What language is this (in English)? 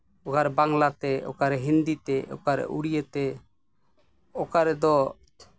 Santali